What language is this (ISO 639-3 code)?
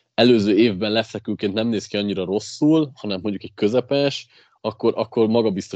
hun